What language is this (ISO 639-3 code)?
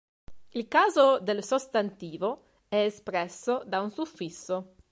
ita